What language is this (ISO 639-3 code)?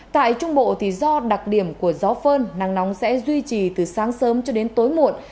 vie